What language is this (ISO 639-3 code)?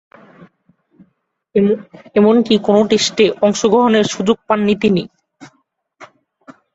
ben